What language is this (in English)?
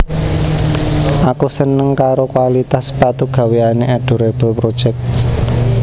Javanese